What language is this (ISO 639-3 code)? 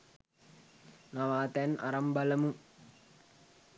sin